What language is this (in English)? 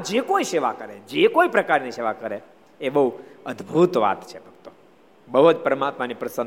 Gujarati